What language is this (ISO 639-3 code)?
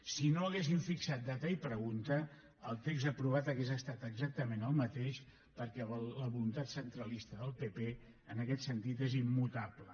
cat